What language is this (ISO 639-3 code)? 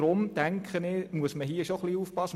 gsw